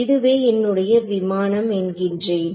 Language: Tamil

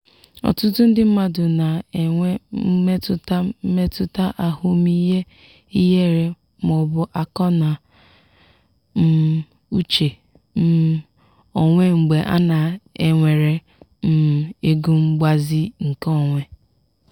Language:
Igbo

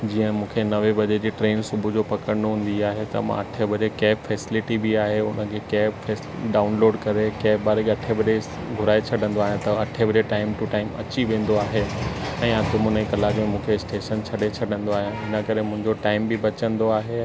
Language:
Sindhi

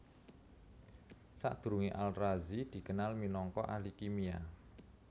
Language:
Javanese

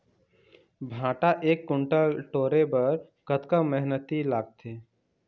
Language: Chhattisgarhi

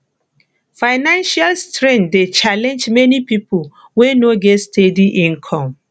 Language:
Nigerian Pidgin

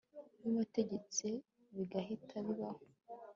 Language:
Kinyarwanda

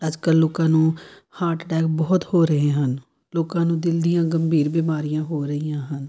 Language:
Punjabi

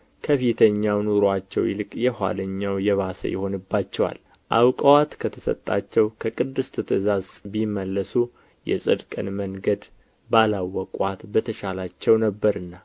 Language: Amharic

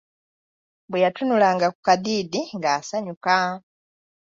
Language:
Ganda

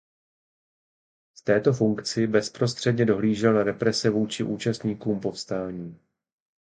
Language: Czech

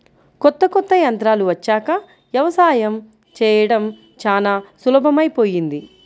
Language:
Telugu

